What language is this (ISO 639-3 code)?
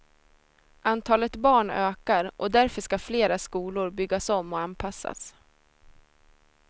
swe